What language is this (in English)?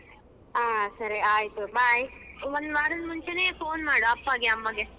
Kannada